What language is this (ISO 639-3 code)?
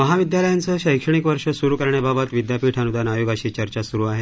mar